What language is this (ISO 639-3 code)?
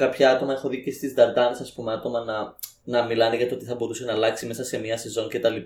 ell